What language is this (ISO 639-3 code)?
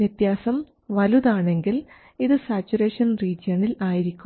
mal